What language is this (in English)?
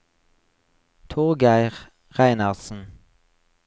Norwegian